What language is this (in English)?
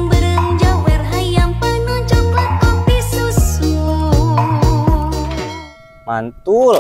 Indonesian